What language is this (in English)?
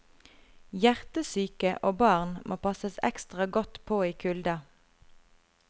Norwegian